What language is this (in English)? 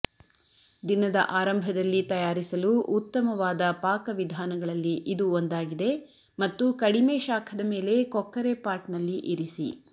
Kannada